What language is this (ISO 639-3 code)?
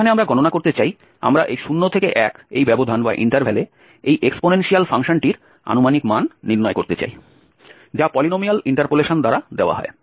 ben